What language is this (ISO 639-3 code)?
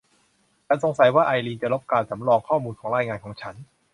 tha